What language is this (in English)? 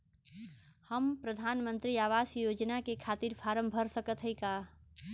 Bhojpuri